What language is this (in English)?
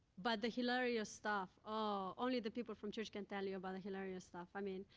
English